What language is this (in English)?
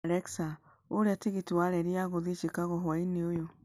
Kikuyu